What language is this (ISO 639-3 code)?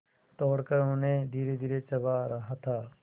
hin